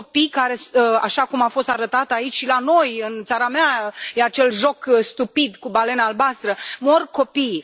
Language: Romanian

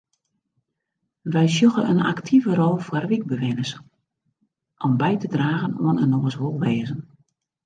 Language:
Western Frisian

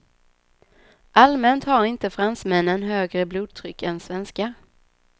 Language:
Swedish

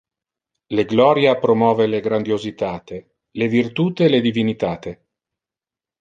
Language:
Interlingua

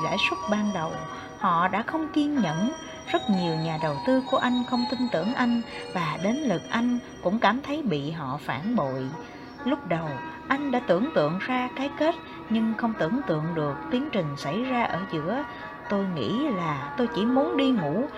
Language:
Vietnamese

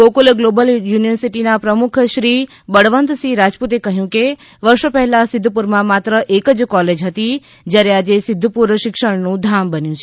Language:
Gujarati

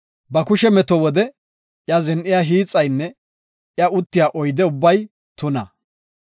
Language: Gofa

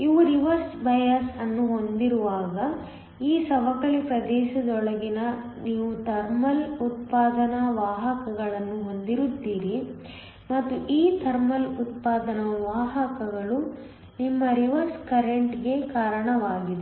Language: Kannada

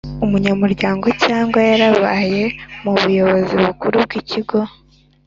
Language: Kinyarwanda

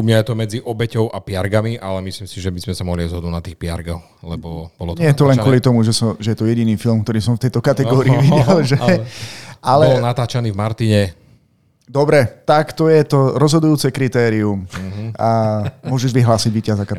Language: Slovak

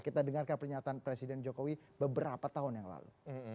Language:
Indonesian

